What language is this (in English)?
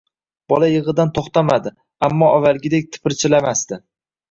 Uzbek